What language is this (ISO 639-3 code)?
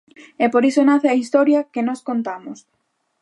glg